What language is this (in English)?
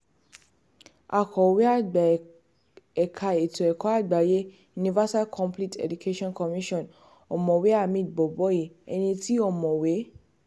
Yoruba